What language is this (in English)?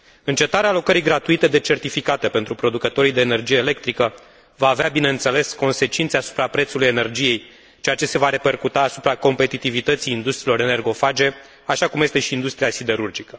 Romanian